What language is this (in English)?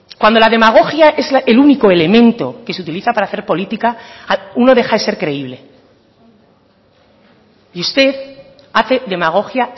Spanish